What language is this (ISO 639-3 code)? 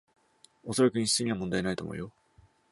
jpn